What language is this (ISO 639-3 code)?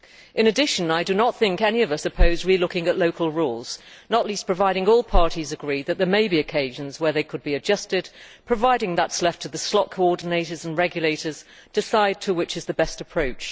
eng